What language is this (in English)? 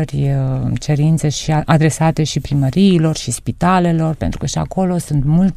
Romanian